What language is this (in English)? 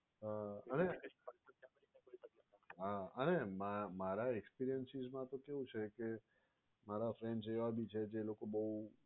Gujarati